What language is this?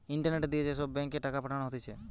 Bangla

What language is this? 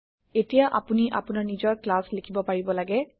Assamese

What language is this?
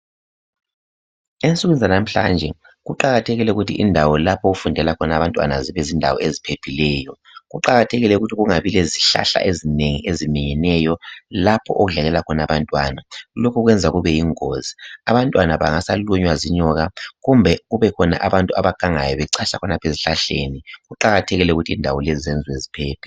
North Ndebele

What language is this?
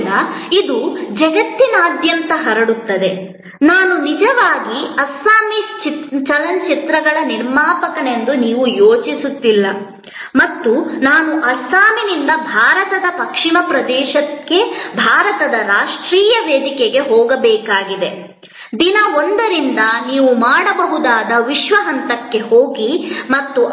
Kannada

